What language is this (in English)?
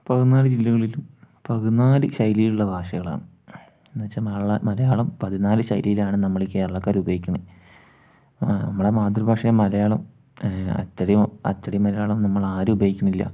Malayalam